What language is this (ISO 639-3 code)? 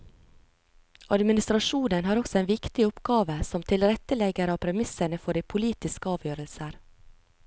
nor